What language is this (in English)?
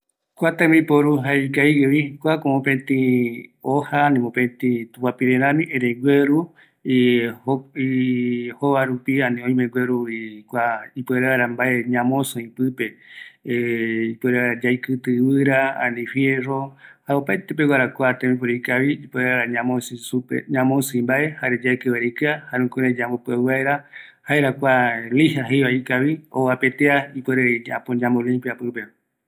Eastern Bolivian Guaraní